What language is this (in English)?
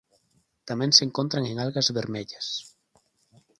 Galician